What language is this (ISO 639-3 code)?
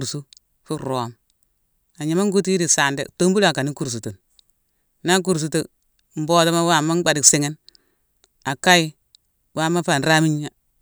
msw